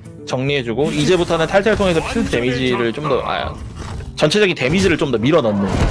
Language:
Korean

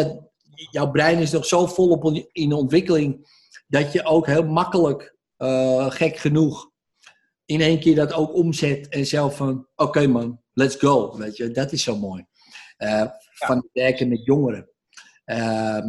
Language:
Dutch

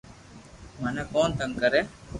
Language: Loarki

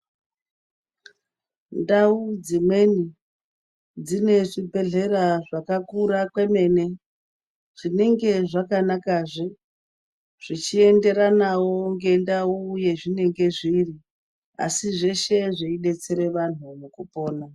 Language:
Ndau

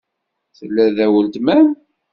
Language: Kabyle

